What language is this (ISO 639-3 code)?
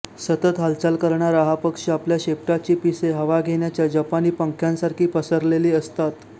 mar